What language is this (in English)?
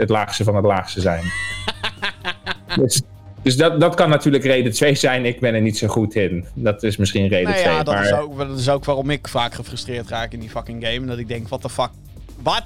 Dutch